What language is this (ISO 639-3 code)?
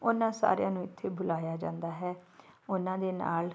pan